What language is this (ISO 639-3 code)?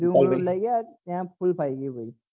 guj